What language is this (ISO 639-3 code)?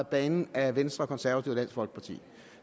dan